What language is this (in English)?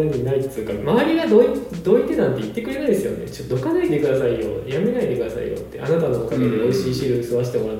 Japanese